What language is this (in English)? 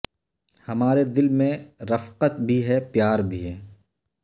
Urdu